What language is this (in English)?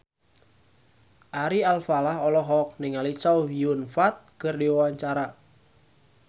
Sundanese